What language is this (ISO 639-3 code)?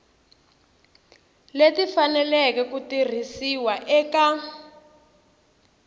tso